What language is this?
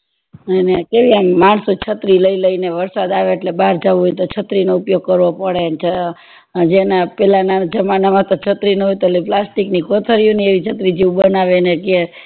Gujarati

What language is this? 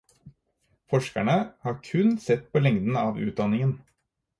Norwegian Bokmål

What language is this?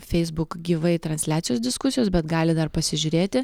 Lithuanian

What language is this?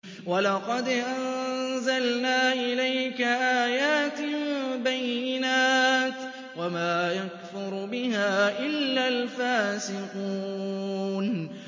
Arabic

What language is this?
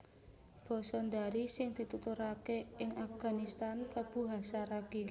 Javanese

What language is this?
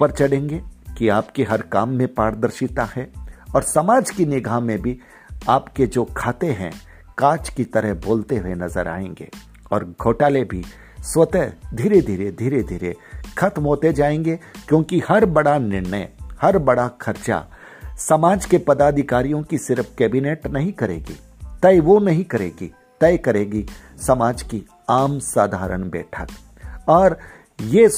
Hindi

